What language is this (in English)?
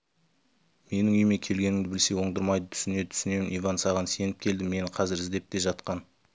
Kazakh